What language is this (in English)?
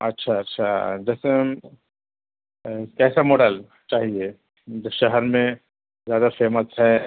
Urdu